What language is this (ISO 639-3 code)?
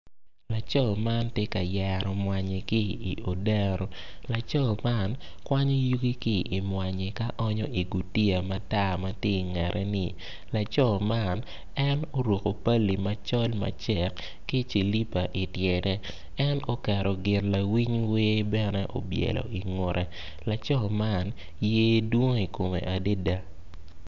ach